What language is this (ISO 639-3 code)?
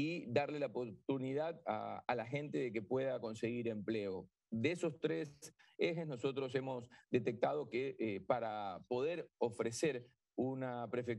spa